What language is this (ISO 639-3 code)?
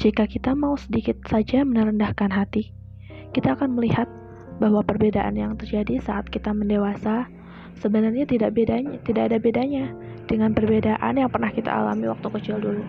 ind